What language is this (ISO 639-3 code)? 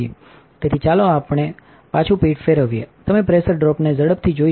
guj